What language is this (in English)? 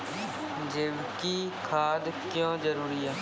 Maithili